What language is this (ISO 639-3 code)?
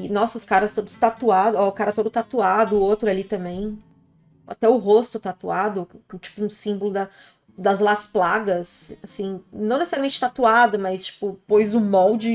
por